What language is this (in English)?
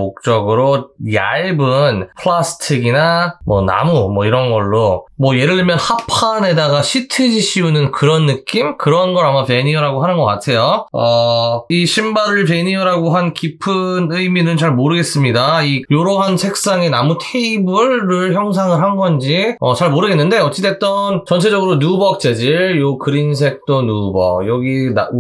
Korean